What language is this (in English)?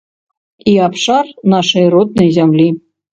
Belarusian